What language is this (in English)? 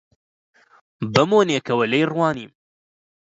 Central Kurdish